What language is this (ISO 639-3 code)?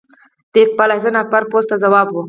pus